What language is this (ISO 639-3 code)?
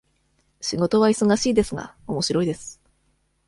jpn